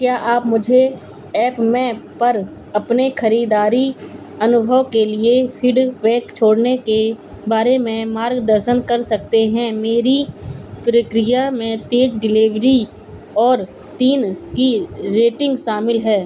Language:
Hindi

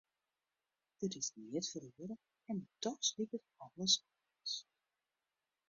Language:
Western Frisian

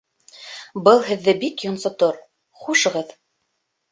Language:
Bashkir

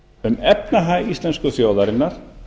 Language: Icelandic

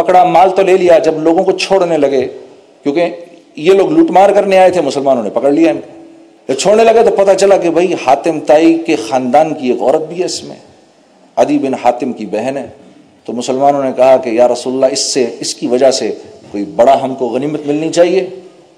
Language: Urdu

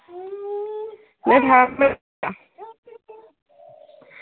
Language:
Assamese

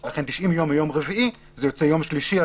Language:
Hebrew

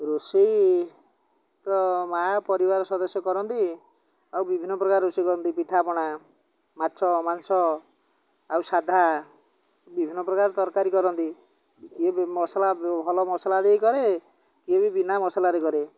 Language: Odia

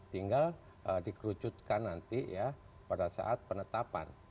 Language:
Indonesian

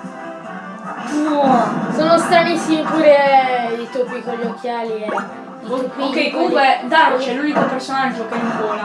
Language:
Italian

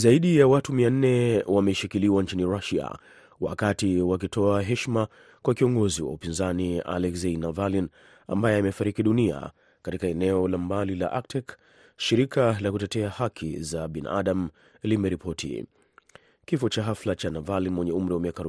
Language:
Swahili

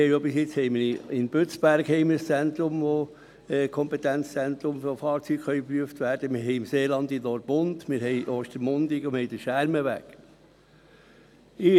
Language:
Swiss German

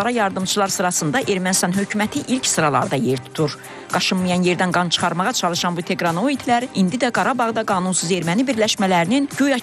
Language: Turkish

